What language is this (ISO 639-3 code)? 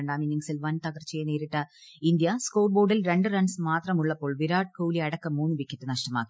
mal